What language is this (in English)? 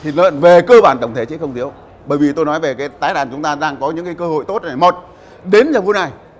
Vietnamese